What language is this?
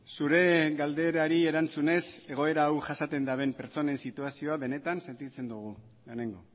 Basque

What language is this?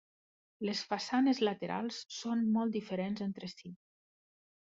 Catalan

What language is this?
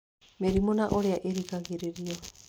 Kikuyu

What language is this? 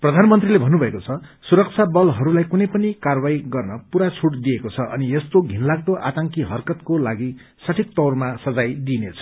Nepali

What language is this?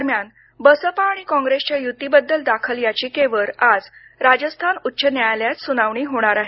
Marathi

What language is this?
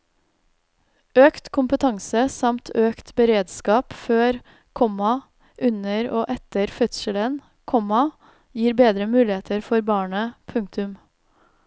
Norwegian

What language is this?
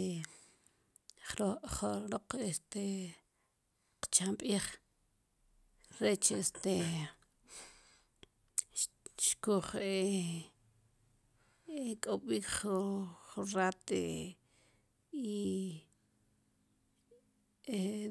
Sipacapense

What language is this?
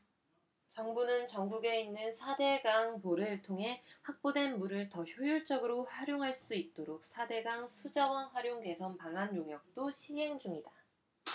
Korean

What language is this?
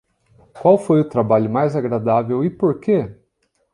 Portuguese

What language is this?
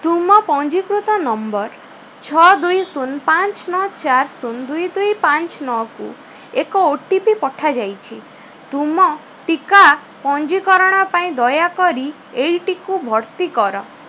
Odia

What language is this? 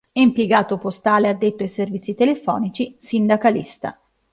Italian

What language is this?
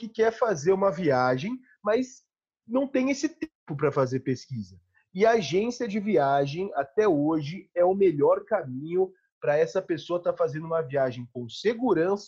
Portuguese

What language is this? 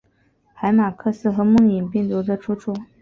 Chinese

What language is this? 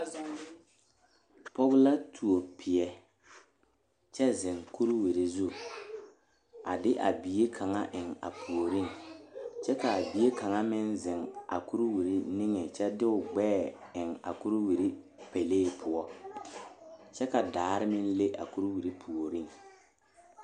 Southern Dagaare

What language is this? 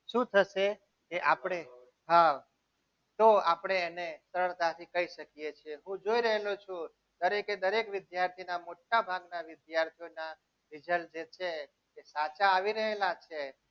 Gujarati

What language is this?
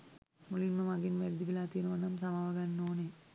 Sinhala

